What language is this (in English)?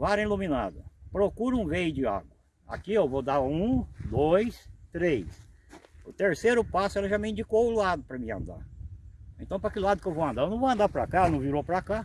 Portuguese